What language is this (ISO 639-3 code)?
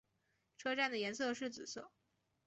zho